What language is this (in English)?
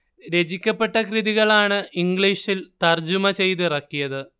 Malayalam